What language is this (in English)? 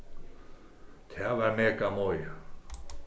Faroese